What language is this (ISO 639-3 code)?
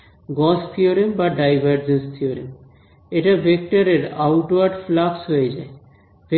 ben